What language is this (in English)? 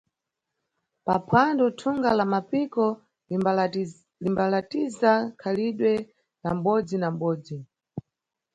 Nyungwe